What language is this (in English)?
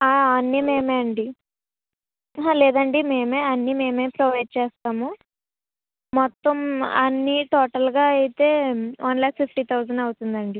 Telugu